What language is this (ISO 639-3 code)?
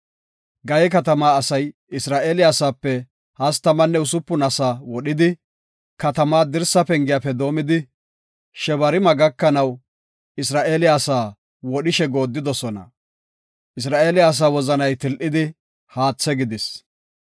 gof